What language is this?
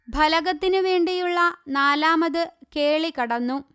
Malayalam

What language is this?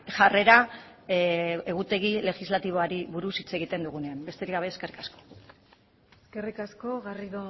Basque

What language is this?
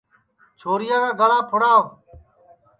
Sansi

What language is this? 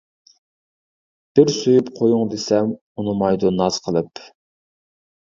Uyghur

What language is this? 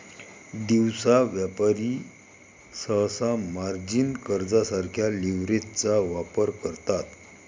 Marathi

